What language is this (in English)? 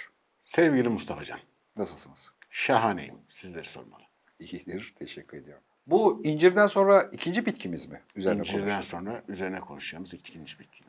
Turkish